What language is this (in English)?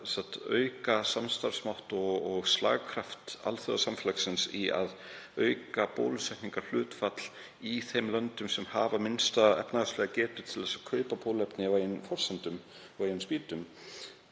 Icelandic